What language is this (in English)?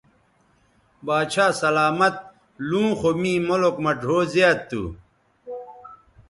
Bateri